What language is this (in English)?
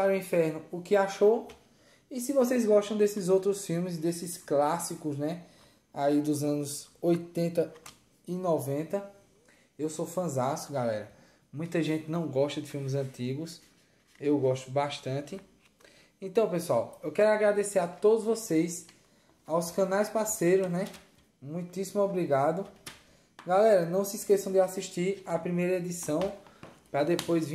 Portuguese